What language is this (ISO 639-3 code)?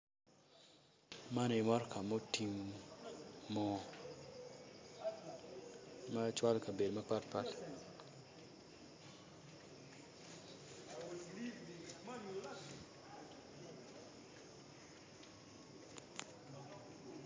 ach